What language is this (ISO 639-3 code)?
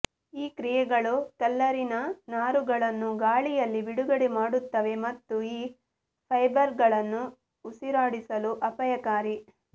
kan